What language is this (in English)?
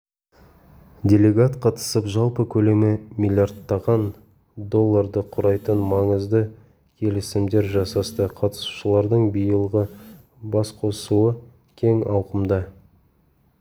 Kazakh